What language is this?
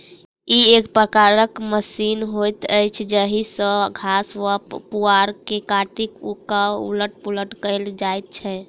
Maithili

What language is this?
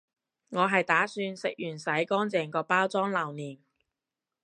Cantonese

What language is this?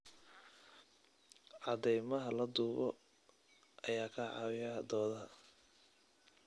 Somali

